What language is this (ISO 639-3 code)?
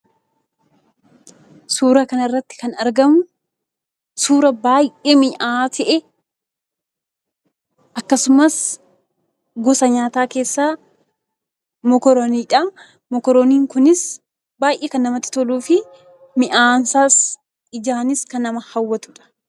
orm